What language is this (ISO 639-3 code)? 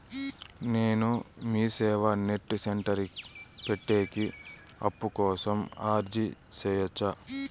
tel